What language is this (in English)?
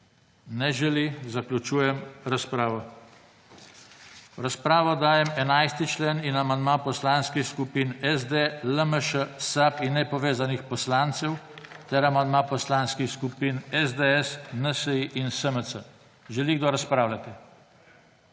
Slovenian